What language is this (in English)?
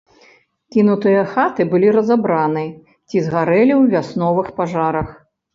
Belarusian